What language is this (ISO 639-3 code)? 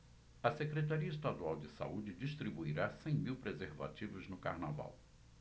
por